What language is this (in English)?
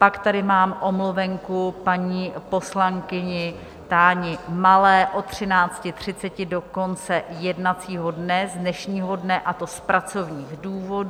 Czech